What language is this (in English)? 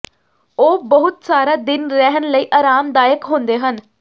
Punjabi